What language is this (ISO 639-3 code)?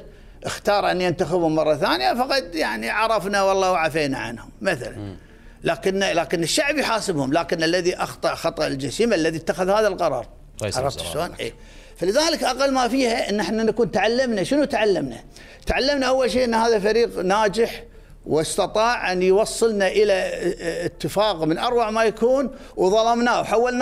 ara